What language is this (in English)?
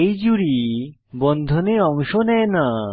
Bangla